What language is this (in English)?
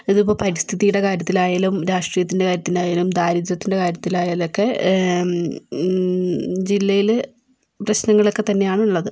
Malayalam